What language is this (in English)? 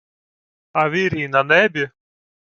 Ukrainian